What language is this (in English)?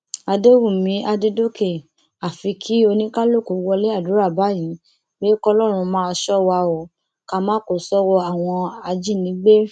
Yoruba